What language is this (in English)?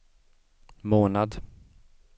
Swedish